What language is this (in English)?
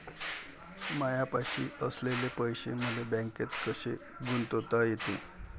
Marathi